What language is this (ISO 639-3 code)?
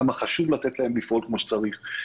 heb